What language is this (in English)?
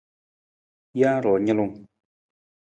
Nawdm